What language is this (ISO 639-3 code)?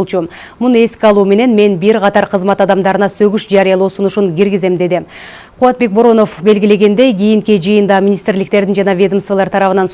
rus